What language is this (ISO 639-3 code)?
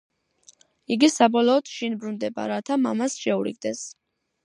kat